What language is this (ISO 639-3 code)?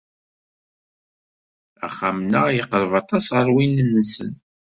kab